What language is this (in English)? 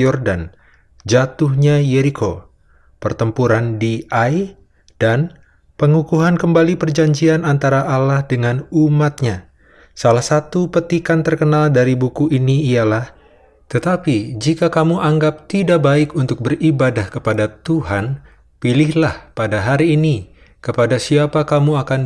Indonesian